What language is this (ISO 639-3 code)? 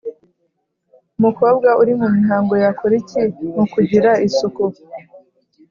kin